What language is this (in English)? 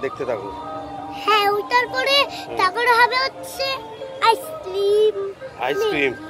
Turkish